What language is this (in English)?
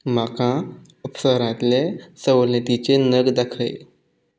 Konkani